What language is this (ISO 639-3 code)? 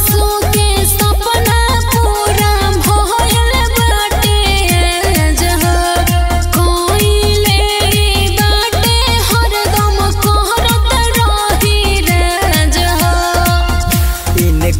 hin